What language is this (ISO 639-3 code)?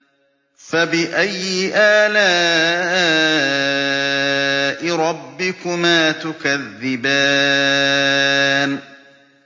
ara